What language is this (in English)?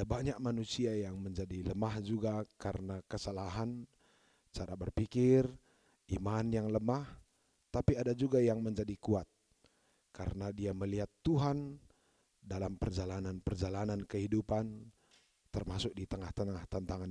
Indonesian